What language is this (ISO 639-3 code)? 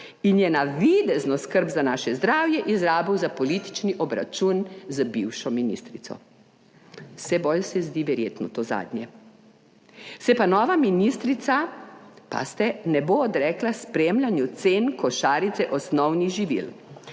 slv